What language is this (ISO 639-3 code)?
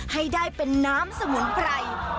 tha